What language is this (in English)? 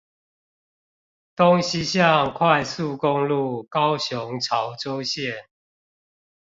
Chinese